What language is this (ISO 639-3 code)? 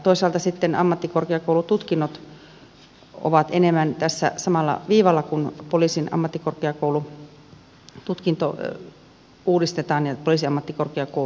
fin